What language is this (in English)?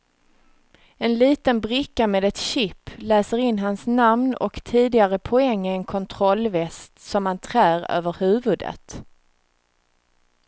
Swedish